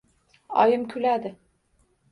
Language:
Uzbek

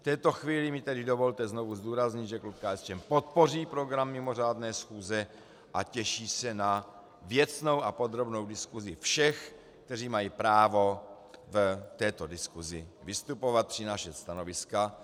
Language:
Czech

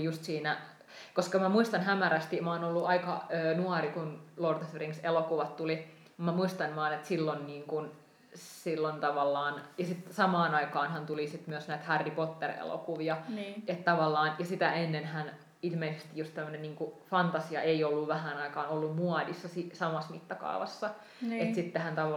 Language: Finnish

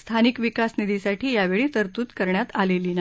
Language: Marathi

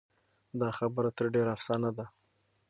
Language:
Pashto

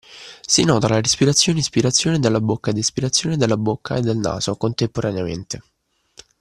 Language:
Italian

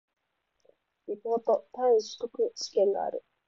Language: Japanese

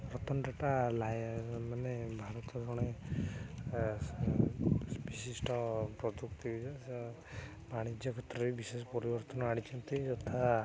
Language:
Odia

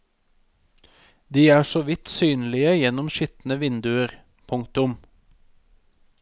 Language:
Norwegian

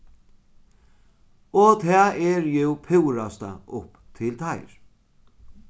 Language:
Faroese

